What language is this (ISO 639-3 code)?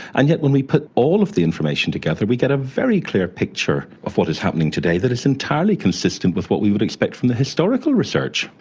eng